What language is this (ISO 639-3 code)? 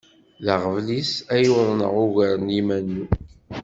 kab